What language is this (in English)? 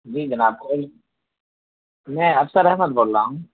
Urdu